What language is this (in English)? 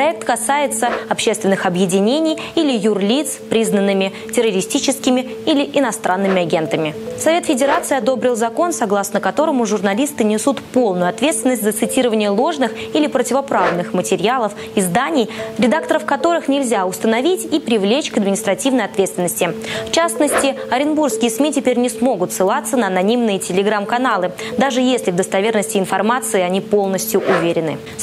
Russian